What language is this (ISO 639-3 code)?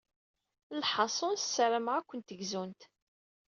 kab